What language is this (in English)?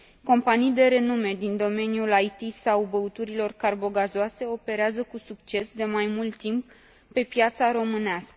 Romanian